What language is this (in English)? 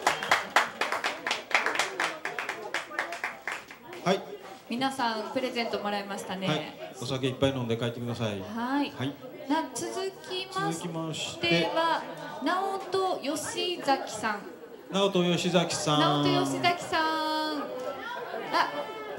Japanese